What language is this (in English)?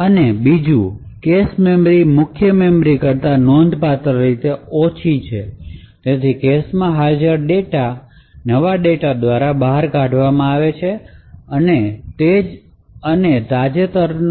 Gujarati